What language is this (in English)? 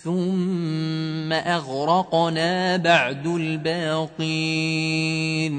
Arabic